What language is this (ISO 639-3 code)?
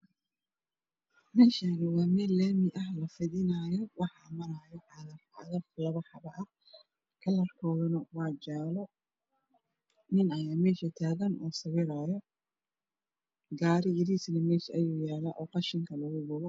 som